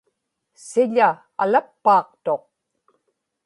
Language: Inupiaq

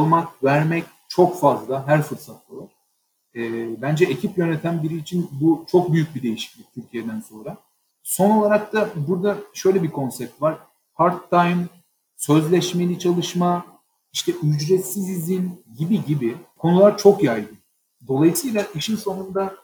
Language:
Turkish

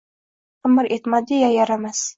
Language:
Uzbek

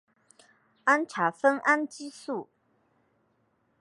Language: Chinese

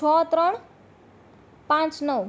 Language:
Gujarati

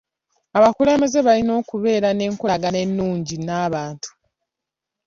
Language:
Ganda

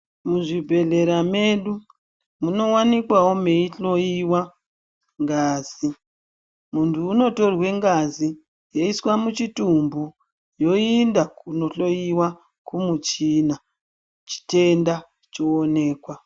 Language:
Ndau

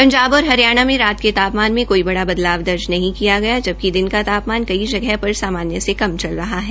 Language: Hindi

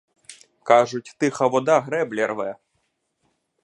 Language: Ukrainian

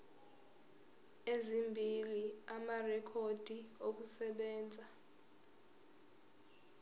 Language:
Zulu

